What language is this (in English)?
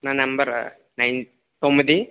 Telugu